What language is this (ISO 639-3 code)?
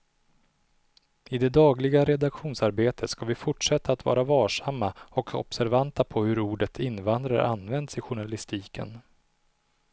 swe